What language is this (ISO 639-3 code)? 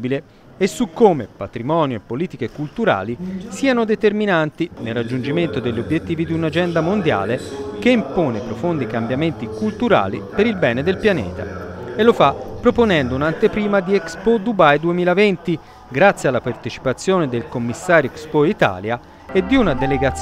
ita